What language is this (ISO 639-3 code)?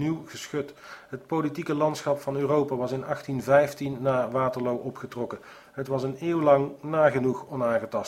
nld